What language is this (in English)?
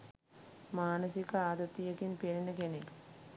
Sinhala